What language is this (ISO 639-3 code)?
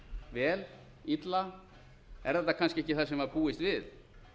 isl